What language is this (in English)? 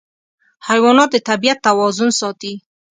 Pashto